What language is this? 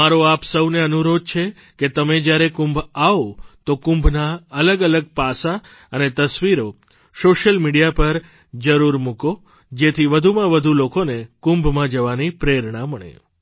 Gujarati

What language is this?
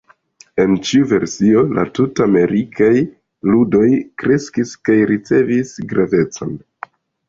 Esperanto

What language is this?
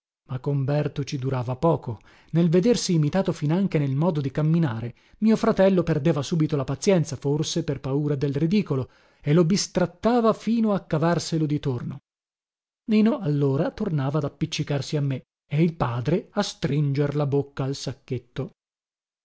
Italian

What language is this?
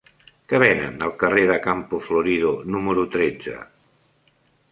Catalan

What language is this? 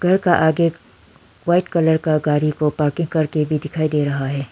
Hindi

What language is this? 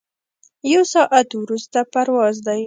Pashto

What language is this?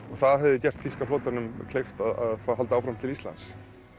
Icelandic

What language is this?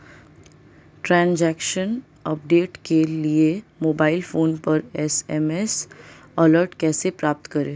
Hindi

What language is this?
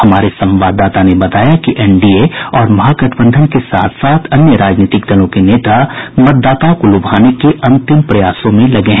Hindi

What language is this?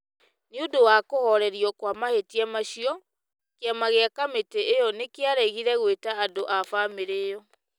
Kikuyu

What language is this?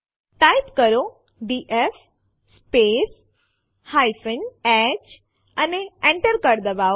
Gujarati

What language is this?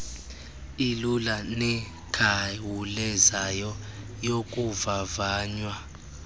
Xhosa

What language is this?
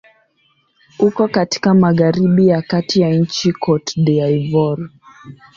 Swahili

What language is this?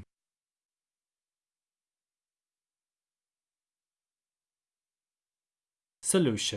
English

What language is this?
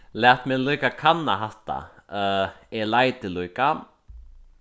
Faroese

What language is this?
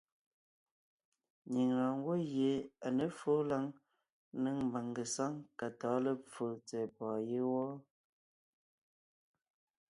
Ngiemboon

